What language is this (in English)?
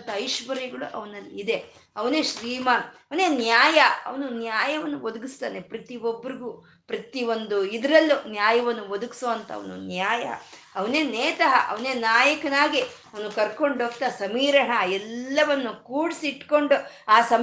Kannada